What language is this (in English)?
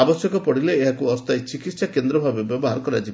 Odia